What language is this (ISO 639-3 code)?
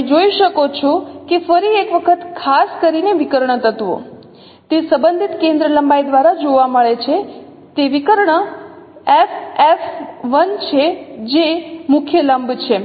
guj